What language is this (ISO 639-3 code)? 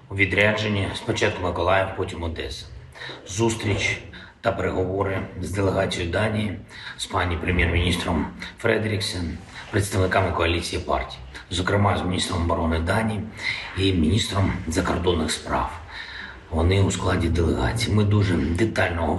ukr